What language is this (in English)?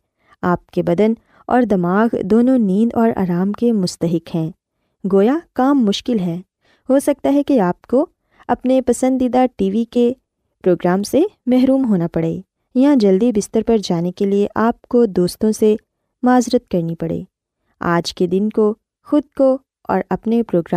Urdu